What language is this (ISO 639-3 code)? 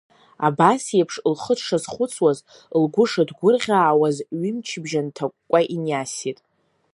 abk